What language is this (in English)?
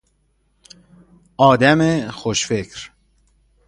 Persian